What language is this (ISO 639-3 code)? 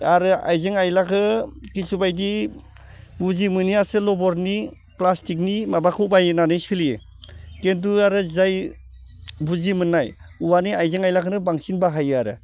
brx